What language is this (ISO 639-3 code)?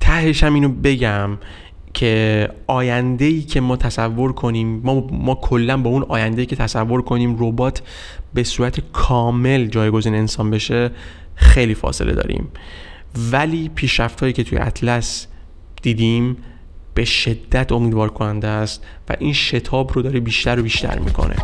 fas